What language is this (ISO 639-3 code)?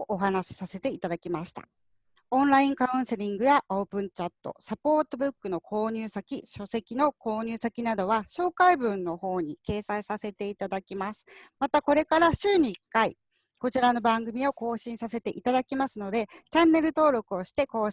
jpn